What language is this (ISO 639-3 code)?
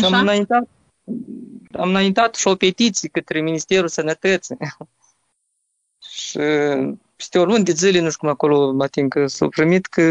ron